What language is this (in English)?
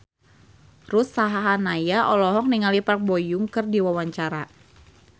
Sundanese